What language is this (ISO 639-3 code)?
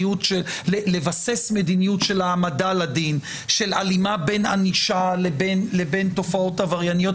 heb